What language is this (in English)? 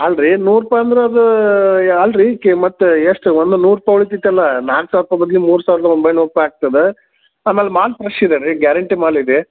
Kannada